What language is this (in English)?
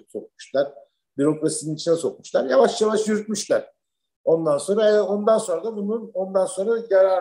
Turkish